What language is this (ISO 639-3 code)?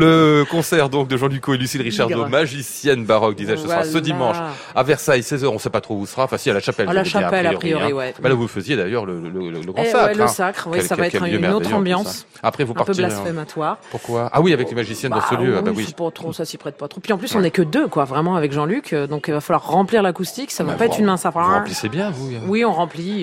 fra